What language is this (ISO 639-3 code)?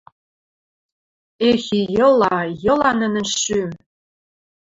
mrj